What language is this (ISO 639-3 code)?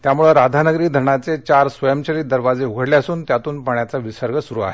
mar